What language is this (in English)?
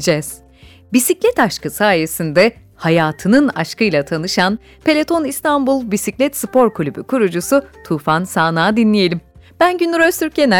Turkish